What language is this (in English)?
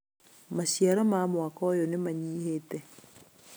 Kikuyu